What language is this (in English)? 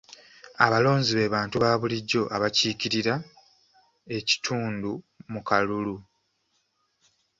Ganda